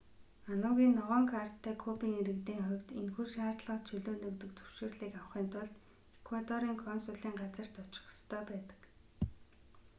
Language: Mongolian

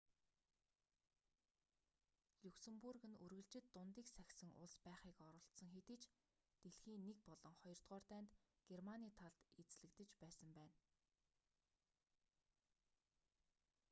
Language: Mongolian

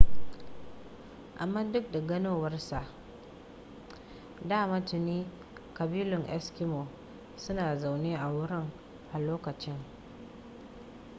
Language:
Hausa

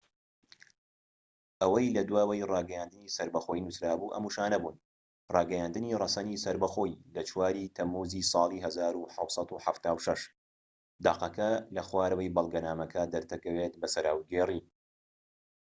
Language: Central Kurdish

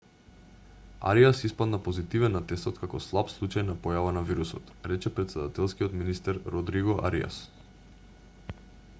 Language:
Macedonian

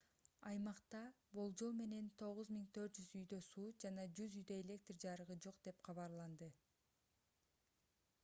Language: Kyrgyz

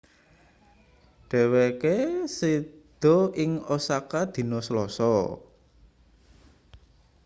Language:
Javanese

